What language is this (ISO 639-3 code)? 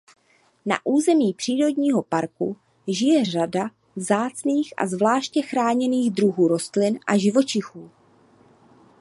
ces